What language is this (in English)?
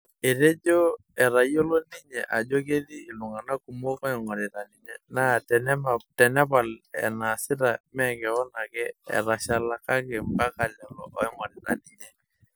Masai